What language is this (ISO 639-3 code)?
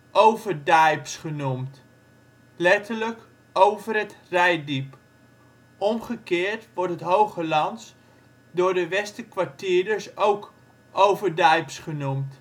nld